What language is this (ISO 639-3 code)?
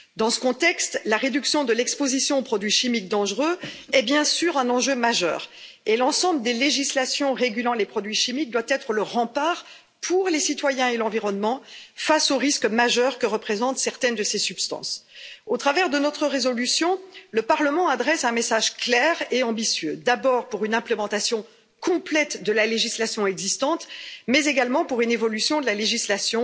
fra